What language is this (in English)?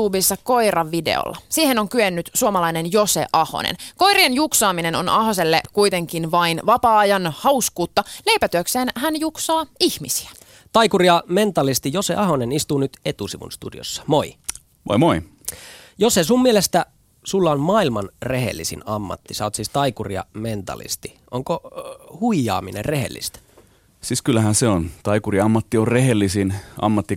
Finnish